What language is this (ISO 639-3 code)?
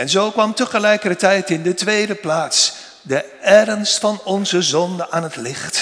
nld